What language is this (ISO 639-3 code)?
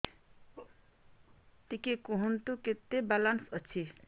ori